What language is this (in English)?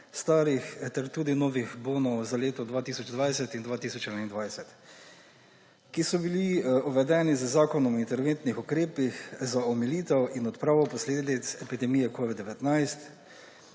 Slovenian